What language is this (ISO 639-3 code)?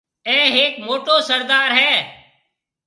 mve